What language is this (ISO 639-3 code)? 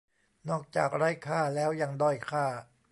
tha